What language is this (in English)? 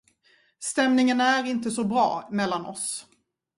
Swedish